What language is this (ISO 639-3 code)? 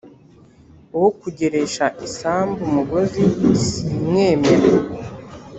kin